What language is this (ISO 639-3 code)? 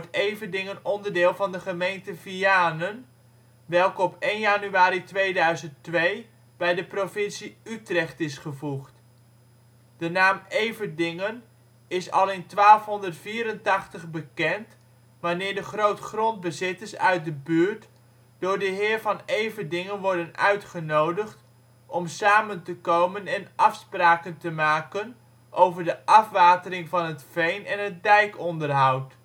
nld